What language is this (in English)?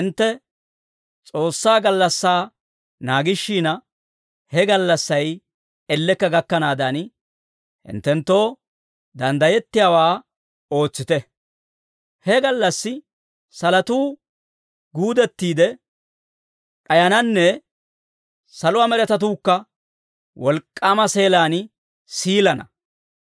Dawro